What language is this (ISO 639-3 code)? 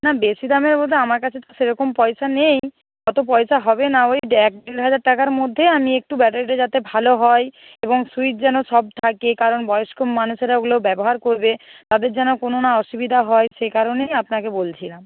ben